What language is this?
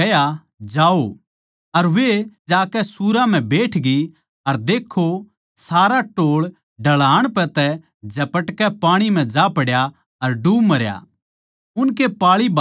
Haryanvi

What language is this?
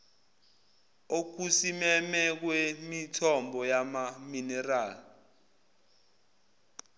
Zulu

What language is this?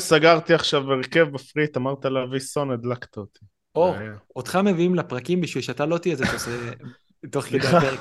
Hebrew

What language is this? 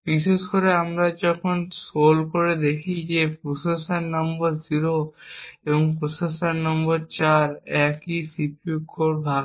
Bangla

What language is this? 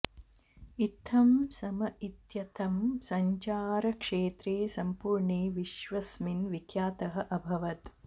Sanskrit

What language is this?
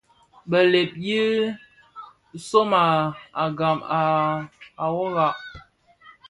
Bafia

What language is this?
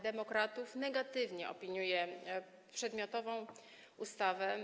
Polish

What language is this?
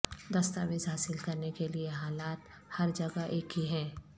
Urdu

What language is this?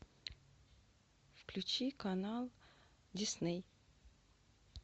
Russian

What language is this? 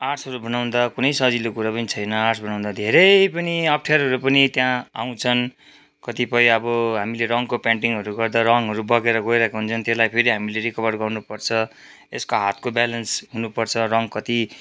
Nepali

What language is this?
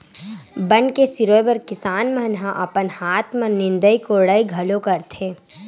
Chhattisgarhi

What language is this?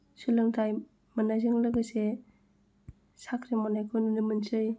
Bodo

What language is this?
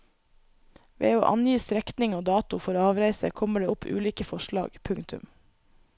Norwegian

